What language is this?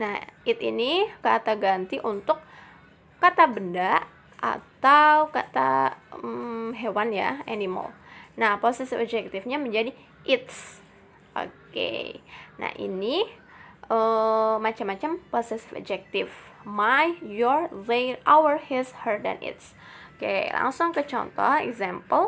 Indonesian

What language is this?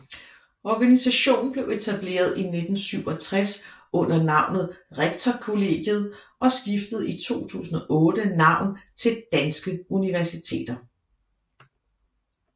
Danish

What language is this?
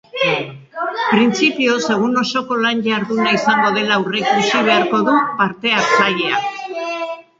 Basque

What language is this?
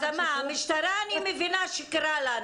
Hebrew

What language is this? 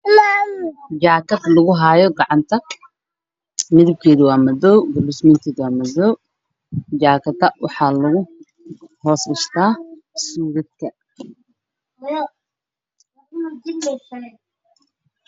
Somali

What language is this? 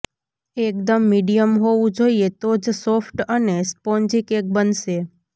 Gujarati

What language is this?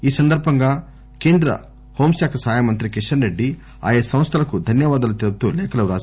Telugu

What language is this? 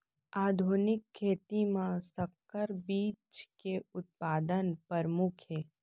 Chhattisgarhi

